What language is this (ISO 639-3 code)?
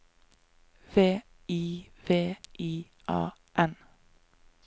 nor